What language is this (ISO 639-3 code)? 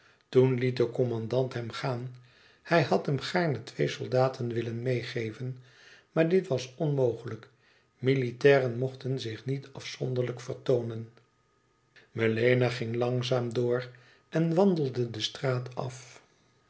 nld